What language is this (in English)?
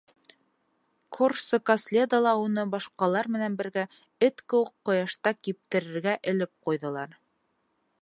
Bashkir